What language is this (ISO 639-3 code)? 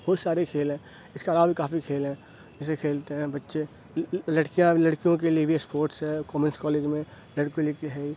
urd